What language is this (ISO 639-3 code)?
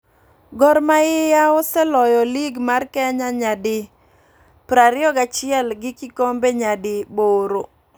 luo